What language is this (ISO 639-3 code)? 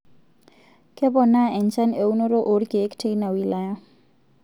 mas